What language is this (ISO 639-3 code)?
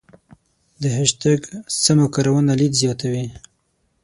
pus